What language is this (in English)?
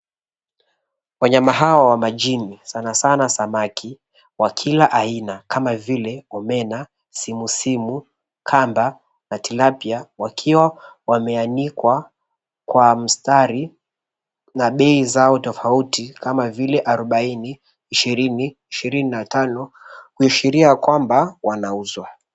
Swahili